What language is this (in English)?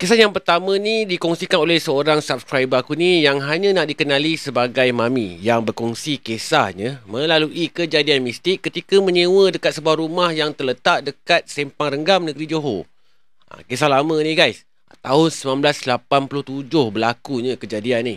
Malay